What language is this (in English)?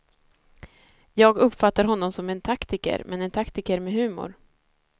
Swedish